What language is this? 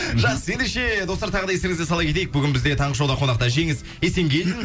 Kazakh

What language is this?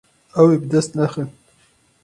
Kurdish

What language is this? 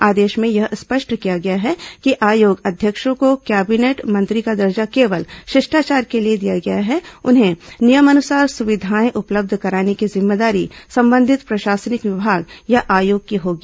Hindi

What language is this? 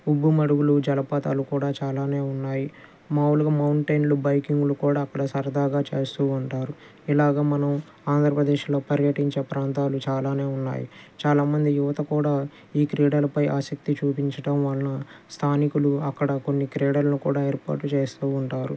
Telugu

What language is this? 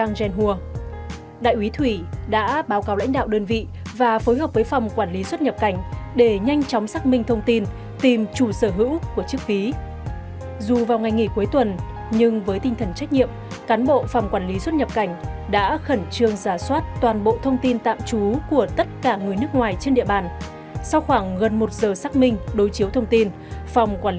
Vietnamese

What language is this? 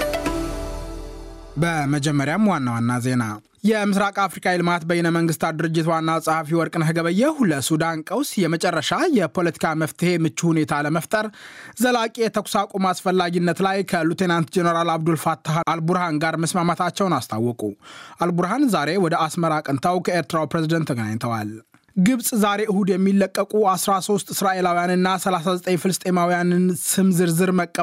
Amharic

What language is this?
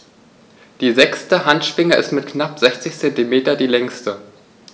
German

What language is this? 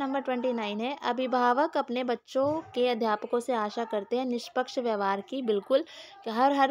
Hindi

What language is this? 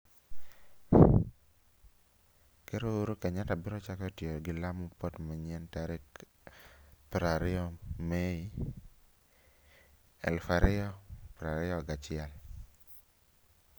Luo (Kenya and Tanzania)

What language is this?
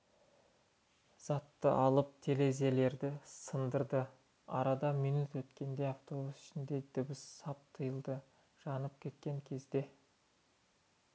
Kazakh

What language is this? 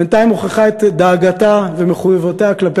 Hebrew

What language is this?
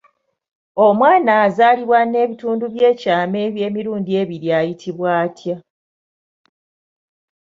Ganda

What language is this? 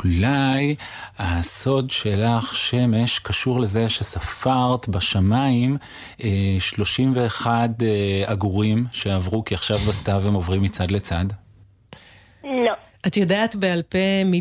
Hebrew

